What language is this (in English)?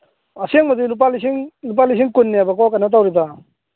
Manipuri